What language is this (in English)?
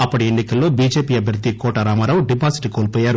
Telugu